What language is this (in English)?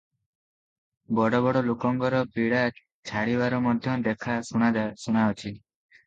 Odia